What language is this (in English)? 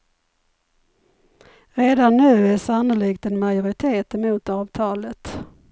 Swedish